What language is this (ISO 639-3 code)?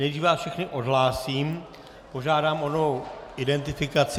ces